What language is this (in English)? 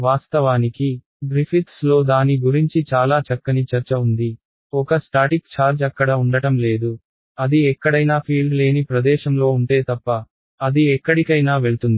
Telugu